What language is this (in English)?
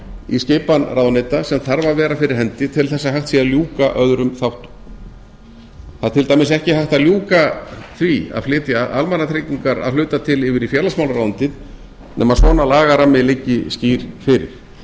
Icelandic